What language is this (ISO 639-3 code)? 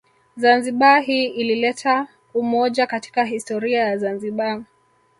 swa